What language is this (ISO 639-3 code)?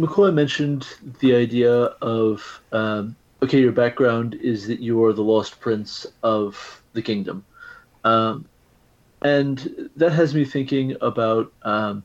eng